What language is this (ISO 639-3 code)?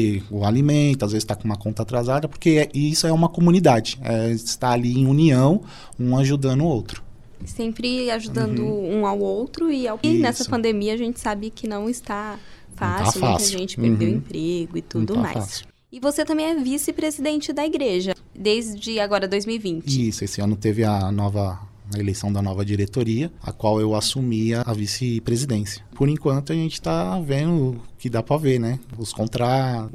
por